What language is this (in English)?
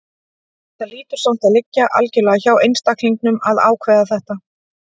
Icelandic